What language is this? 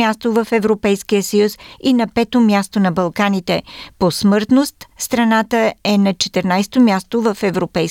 Bulgarian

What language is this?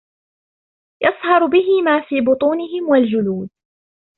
Arabic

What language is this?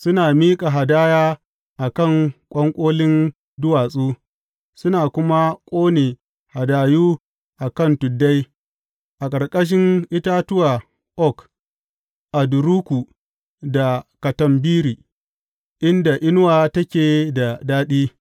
Hausa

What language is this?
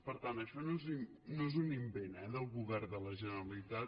Catalan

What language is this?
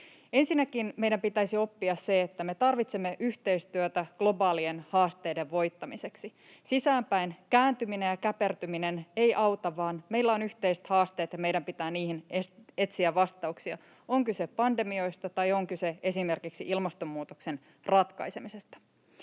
Finnish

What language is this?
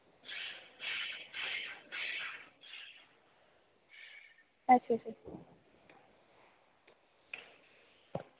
Dogri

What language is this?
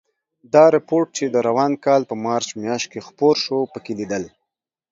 Pashto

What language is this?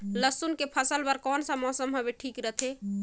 Chhattisgarhi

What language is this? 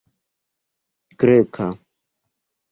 Esperanto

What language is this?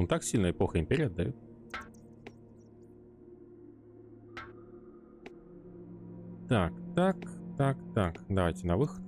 Russian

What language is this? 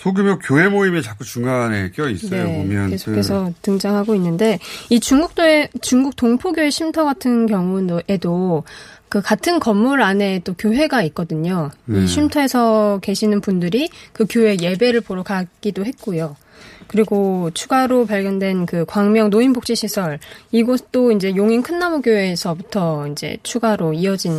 Korean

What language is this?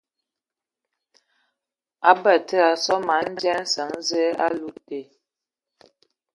Ewondo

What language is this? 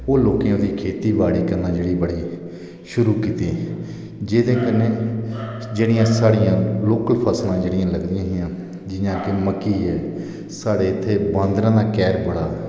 Dogri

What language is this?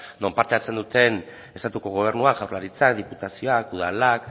Basque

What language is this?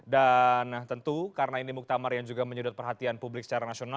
Indonesian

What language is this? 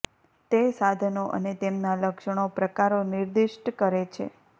Gujarati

